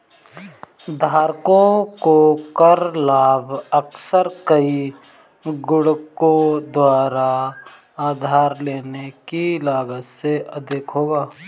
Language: Hindi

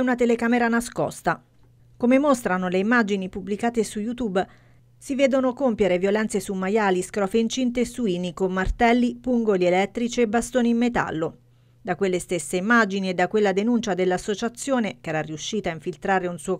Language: Italian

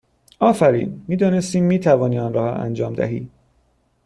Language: Persian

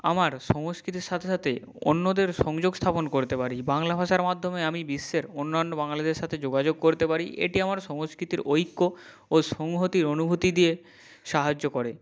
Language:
Bangla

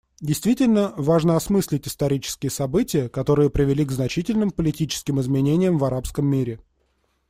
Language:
Russian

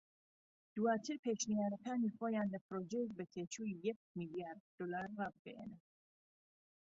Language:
Central Kurdish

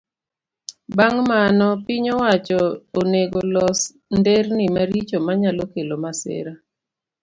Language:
Luo (Kenya and Tanzania)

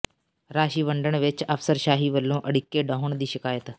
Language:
Punjabi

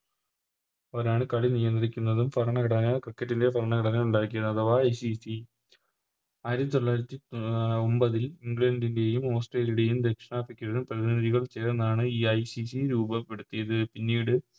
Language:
Malayalam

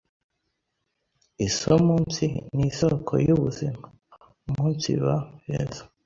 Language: Kinyarwanda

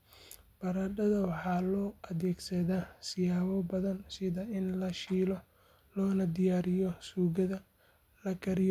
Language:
Somali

